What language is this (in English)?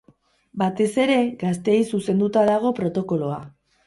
Basque